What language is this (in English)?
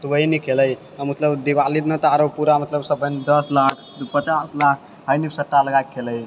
Maithili